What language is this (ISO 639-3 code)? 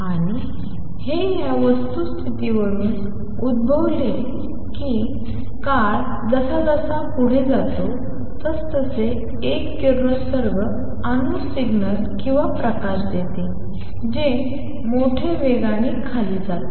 mar